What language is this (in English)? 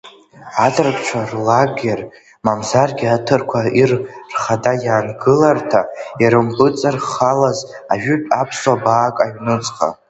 Abkhazian